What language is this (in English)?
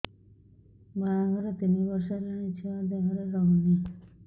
Odia